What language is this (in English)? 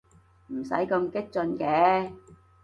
Cantonese